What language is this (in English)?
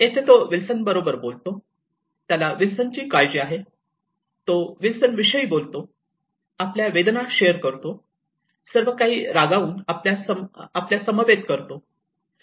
Marathi